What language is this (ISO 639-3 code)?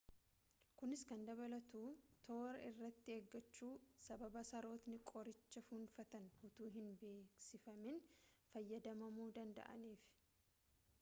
orm